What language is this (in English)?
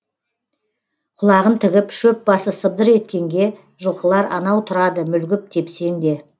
Kazakh